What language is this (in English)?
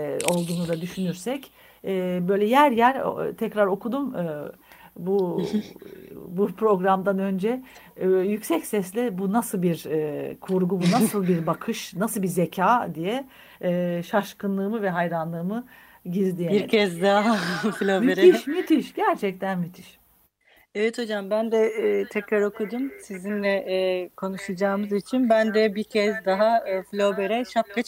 Turkish